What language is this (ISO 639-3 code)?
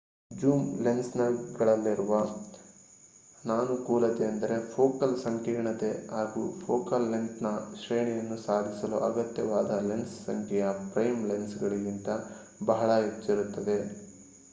kan